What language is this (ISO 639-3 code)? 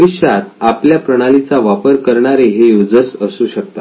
mar